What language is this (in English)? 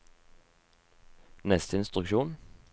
Norwegian